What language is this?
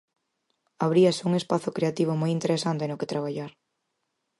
Galician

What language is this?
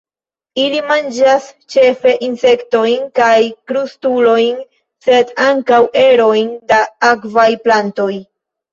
Esperanto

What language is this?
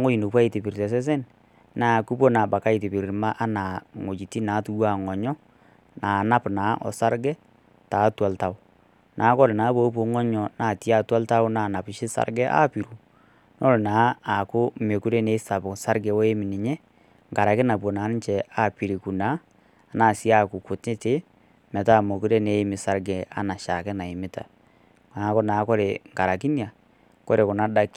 Masai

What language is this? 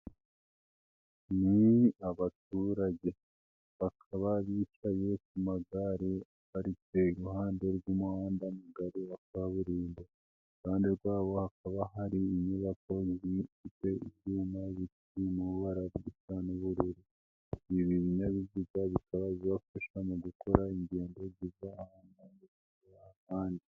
Kinyarwanda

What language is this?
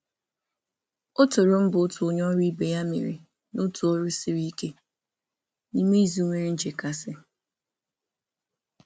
Igbo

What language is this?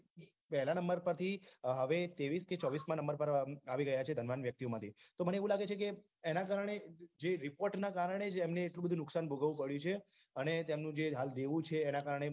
Gujarati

